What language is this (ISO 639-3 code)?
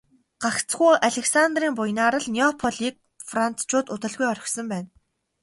mon